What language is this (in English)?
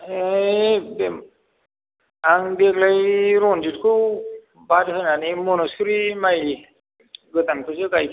Bodo